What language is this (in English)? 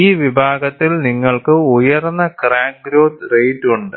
Malayalam